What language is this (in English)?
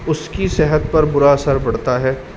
Urdu